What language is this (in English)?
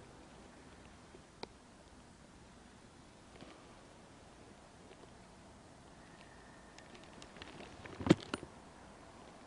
Korean